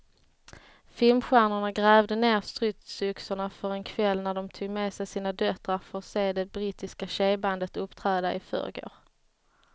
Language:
Swedish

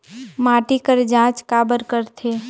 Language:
Chhattisgarhi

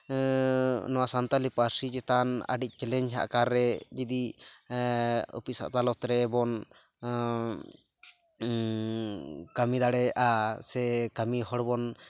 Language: Santali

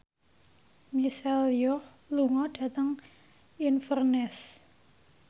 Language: Javanese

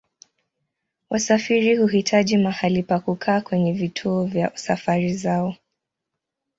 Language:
Swahili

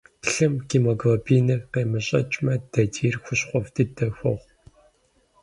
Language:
Kabardian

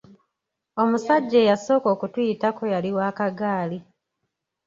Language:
Ganda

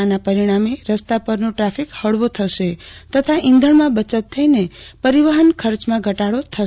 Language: Gujarati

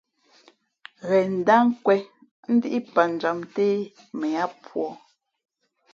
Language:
Fe'fe'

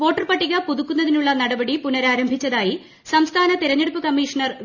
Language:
Malayalam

